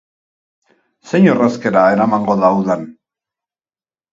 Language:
Basque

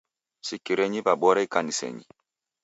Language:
Taita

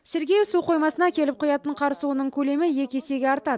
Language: Kazakh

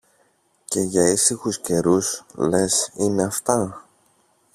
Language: Greek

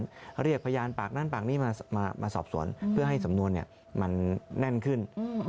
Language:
Thai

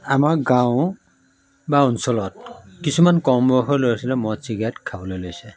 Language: Assamese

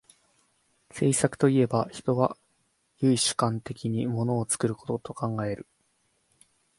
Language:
Japanese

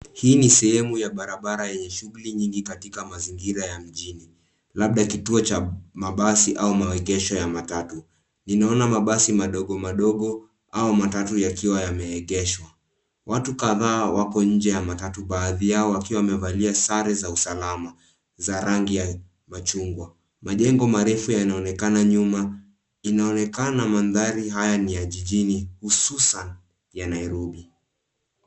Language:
Swahili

